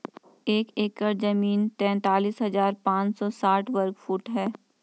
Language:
Hindi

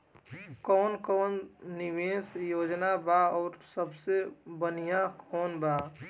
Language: Bhojpuri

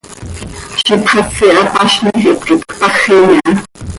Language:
Seri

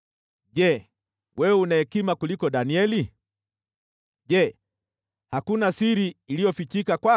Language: Swahili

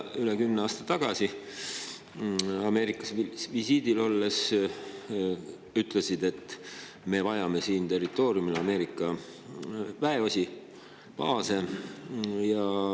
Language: Estonian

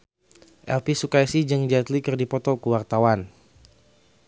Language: Sundanese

